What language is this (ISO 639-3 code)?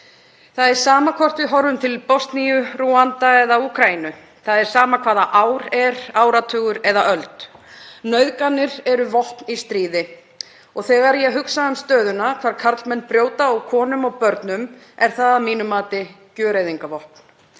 isl